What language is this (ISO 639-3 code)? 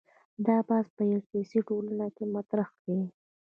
pus